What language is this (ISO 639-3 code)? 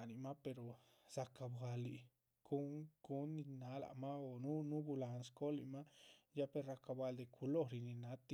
zpv